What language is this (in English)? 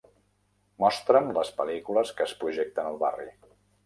Catalan